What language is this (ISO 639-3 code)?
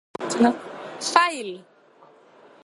nob